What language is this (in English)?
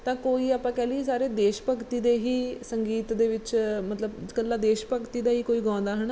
Punjabi